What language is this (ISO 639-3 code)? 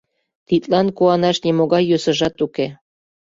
chm